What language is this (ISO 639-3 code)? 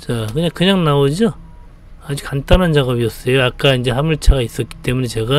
kor